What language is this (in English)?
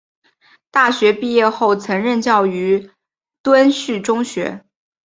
Chinese